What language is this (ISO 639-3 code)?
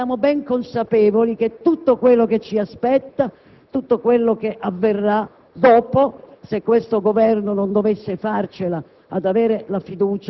ita